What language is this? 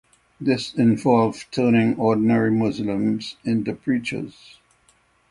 English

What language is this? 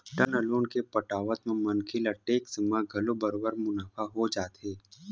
Chhattisgarhi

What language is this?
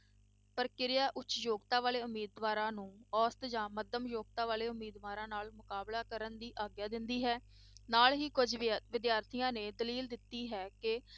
Punjabi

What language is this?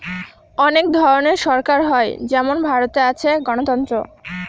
Bangla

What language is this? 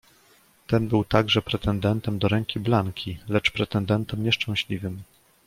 Polish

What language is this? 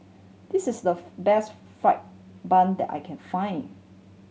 English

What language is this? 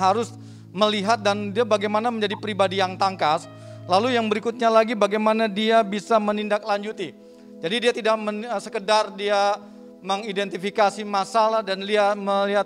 Indonesian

